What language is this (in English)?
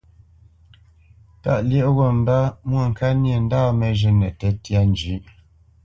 Bamenyam